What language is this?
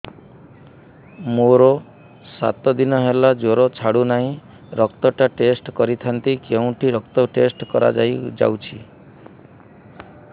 Odia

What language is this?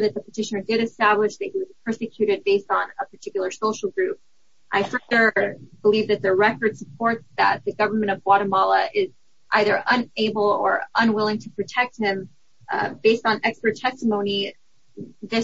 English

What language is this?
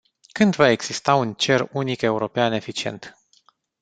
Romanian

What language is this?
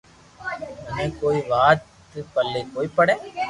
Loarki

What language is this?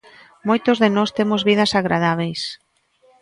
Galician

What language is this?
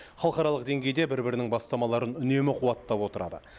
Kazakh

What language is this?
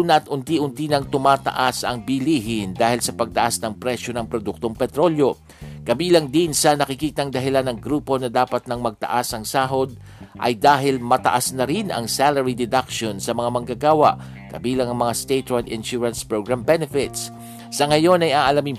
Filipino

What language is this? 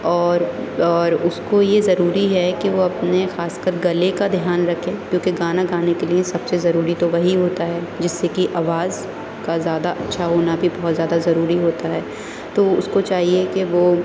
Urdu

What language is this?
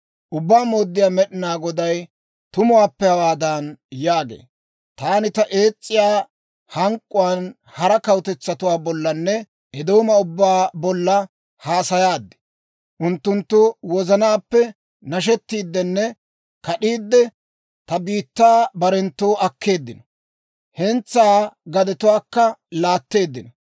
Dawro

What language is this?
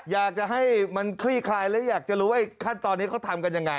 Thai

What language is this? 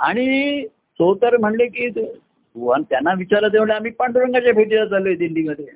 Marathi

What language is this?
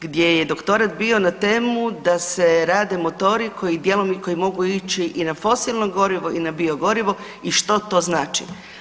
Croatian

